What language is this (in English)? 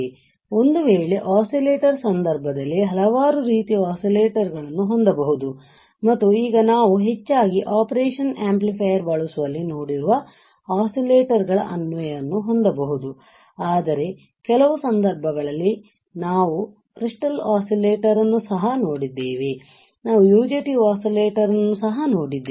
Kannada